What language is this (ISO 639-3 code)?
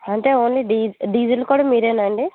tel